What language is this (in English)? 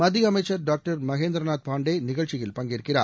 Tamil